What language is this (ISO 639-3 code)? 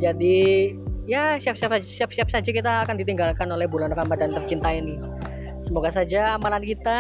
ind